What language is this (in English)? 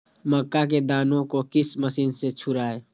Magahi